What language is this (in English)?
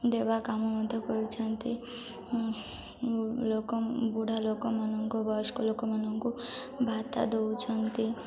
Odia